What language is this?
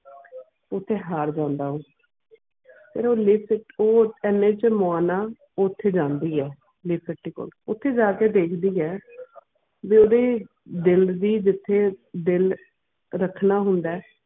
Punjabi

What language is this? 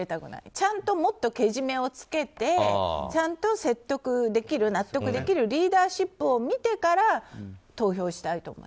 Japanese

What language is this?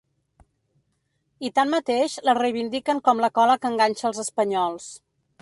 Catalan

